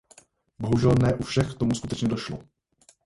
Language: Czech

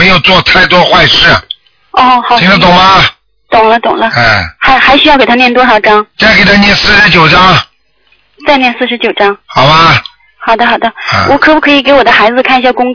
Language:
Chinese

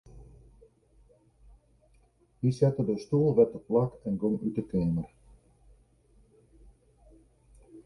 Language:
Western Frisian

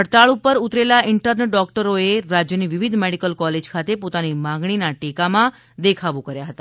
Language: Gujarati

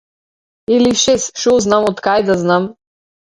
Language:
Macedonian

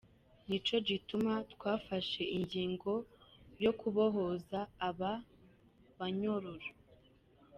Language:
Kinyarwanda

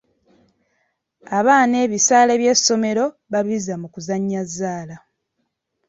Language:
Ganda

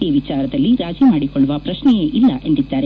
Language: Kannada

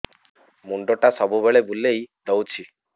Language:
Odia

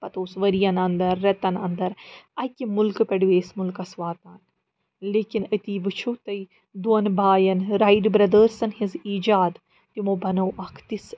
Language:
Kashmiri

